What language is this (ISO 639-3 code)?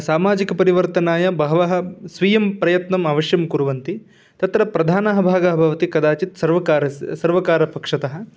san